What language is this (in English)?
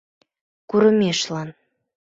Mari